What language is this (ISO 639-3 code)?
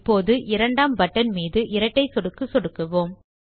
tam